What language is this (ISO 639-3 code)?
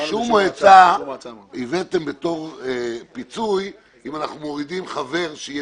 heb